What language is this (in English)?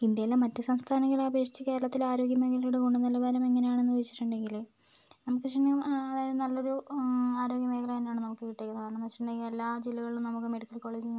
Malayalam